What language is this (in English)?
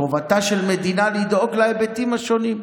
Hebrew